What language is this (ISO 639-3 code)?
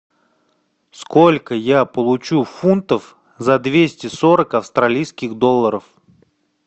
rus